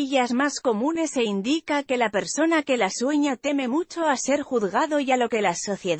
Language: Spanish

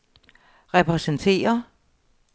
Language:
Danish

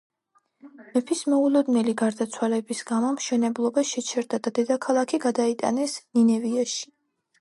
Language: Georgian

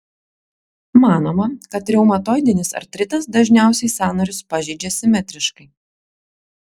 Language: Lithuanian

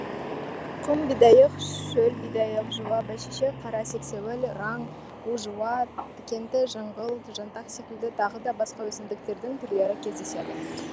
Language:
Kazakh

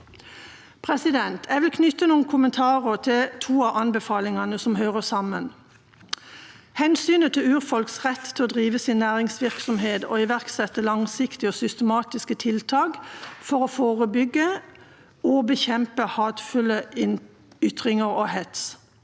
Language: Norwegian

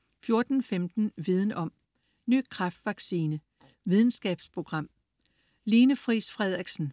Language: Danish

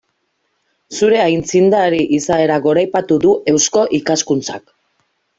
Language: Basque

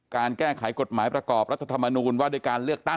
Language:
Thai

